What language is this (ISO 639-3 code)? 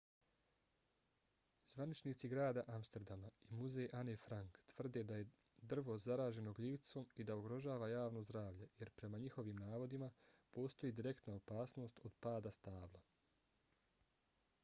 bos